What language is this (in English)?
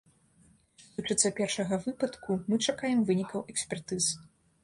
Belarusian